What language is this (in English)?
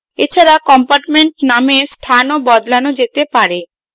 Bangla